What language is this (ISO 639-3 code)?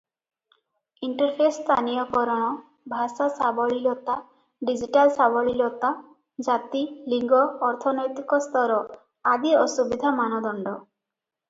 ori